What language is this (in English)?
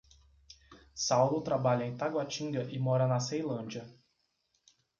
Portuguese